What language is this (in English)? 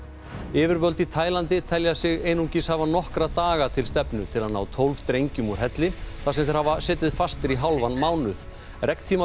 Icelandic